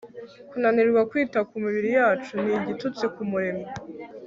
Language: Kinyarwanda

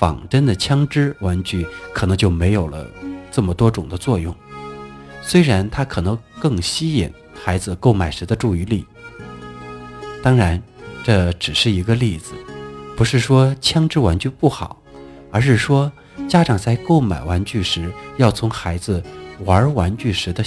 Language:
Chinese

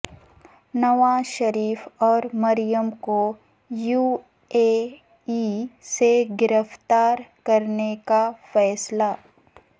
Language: Urdu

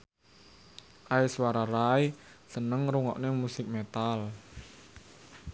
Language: Javanese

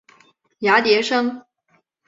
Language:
Chinese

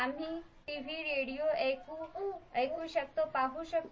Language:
Marathi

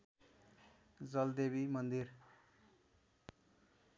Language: Nepali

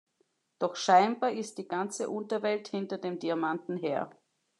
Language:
German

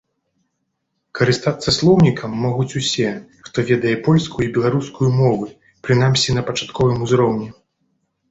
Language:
Belarusian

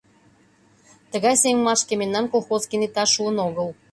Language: Mari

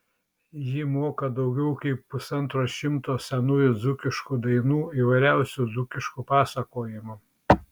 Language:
Lithuanian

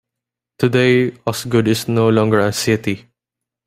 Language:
English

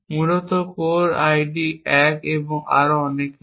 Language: Bangla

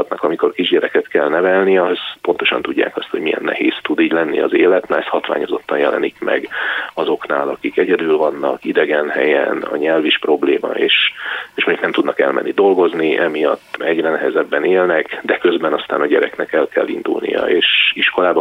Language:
Hungarian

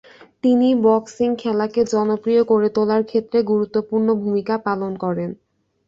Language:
Bangla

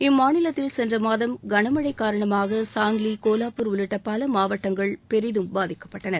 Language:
Tamil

